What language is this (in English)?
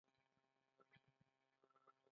Pashto